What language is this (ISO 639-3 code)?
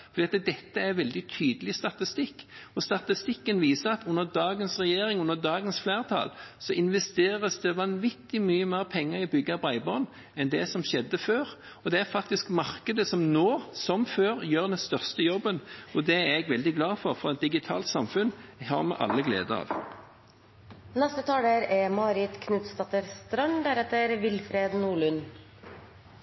nob